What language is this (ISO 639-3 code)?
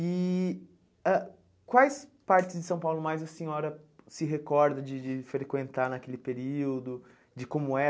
por